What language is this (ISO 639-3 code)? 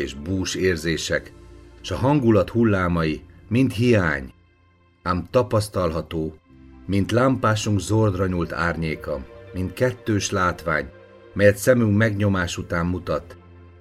hun